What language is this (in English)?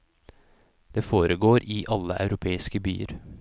Norwegian